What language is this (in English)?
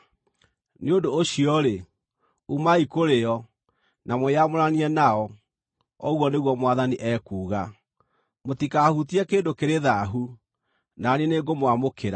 Kikuyu